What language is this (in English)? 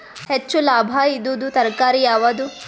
Kannada